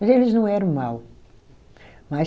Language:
Portuguese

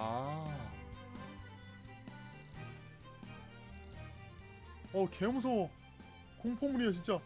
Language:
Korean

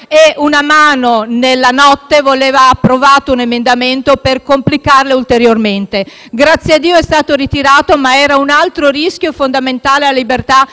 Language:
Italian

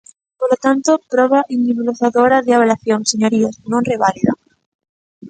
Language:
Galician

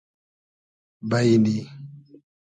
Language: Hazaragi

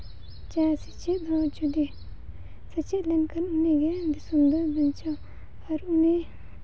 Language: Santali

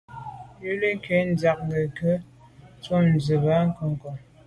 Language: Medumba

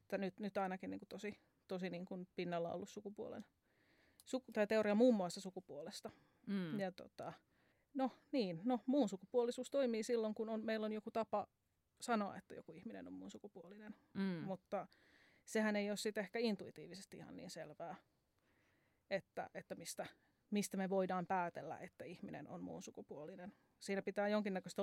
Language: Finnish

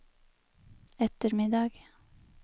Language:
Norwegian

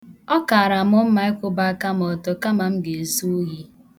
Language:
Igbo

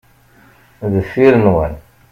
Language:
Kabyle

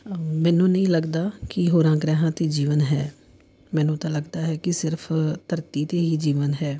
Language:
Punjabi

